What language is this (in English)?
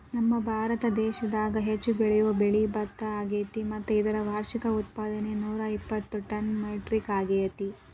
Kannada